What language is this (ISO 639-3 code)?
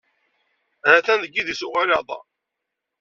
kab